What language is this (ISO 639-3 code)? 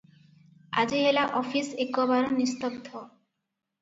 ori